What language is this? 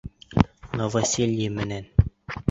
Bashkir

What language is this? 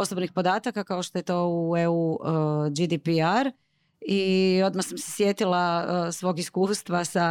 Croatian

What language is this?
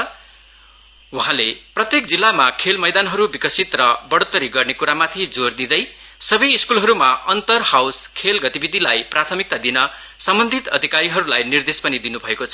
Nepali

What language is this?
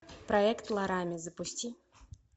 Russian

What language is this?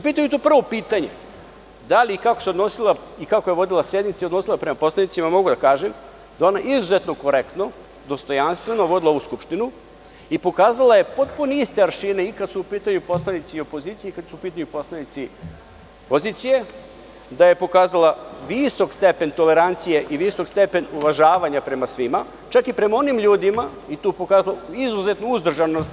Serbian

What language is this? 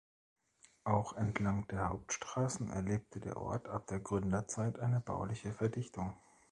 German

